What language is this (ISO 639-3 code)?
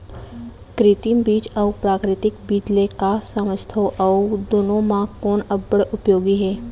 hne